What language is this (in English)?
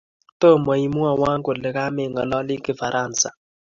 Kalenjin